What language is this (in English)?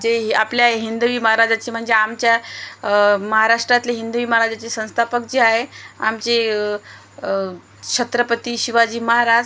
Marathi